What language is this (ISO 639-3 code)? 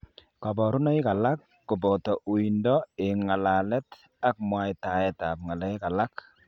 kln